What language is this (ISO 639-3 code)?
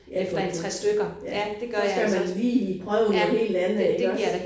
dan